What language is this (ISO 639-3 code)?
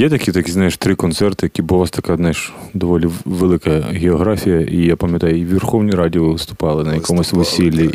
ukr